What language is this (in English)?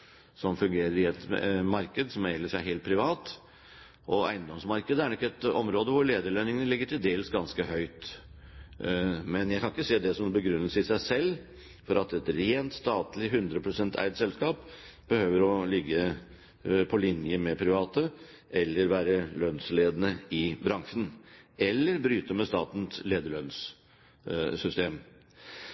Norwegian Bokmål